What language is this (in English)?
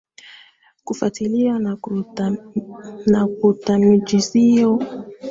Swahili